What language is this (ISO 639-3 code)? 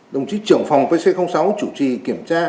vie